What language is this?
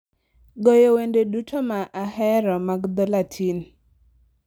Luo (Kenya and Tanzania)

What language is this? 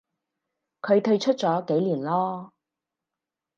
Cantonese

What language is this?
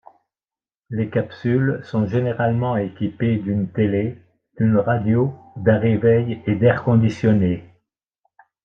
French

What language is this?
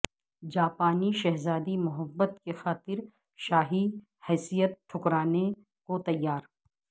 Urdu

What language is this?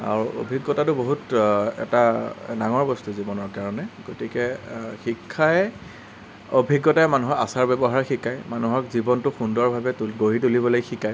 Assamese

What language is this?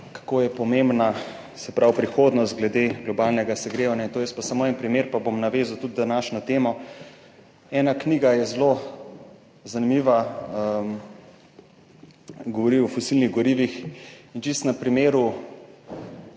Slovenian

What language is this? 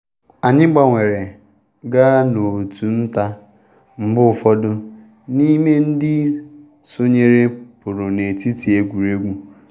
Igbo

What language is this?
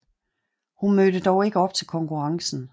Danish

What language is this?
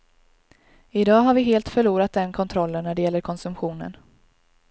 Swedish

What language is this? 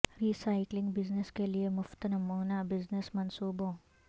Urdu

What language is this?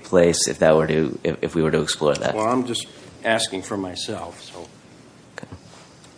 English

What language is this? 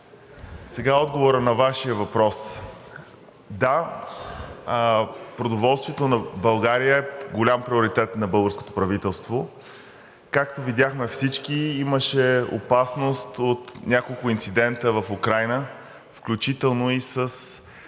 Bulgarian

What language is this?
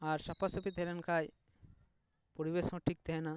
Santali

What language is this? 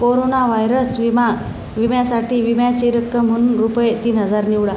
Marathi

